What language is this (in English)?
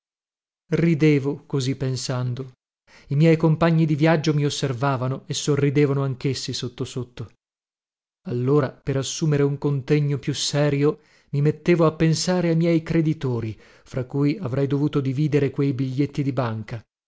Italian